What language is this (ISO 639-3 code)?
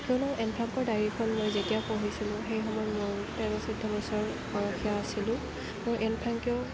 asm